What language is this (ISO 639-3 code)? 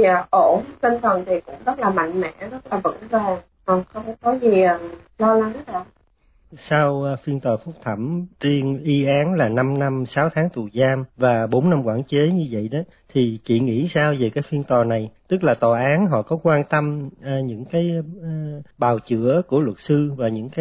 vie